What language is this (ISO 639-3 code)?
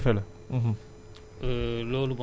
wol